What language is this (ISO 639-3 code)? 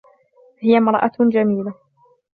ara